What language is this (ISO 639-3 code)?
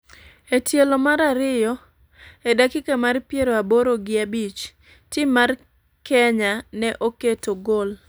luo